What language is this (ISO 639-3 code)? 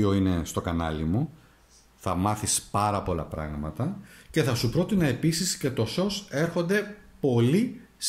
ell